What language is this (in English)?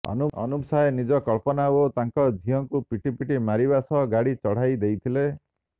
Odia